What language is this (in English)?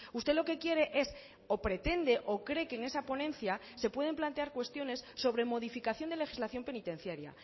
Spanish